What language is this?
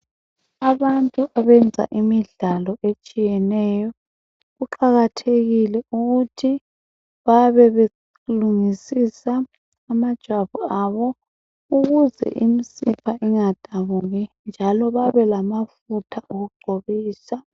North Ndebele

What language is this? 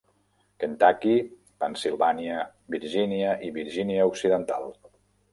Catalan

